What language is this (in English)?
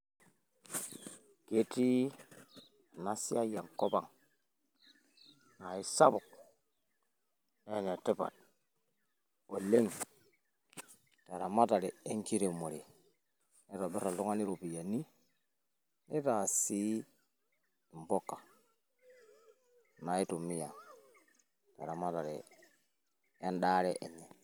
Masai